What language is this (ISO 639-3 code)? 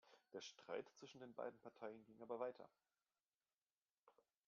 deu